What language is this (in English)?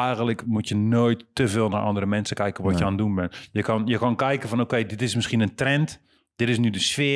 Dutch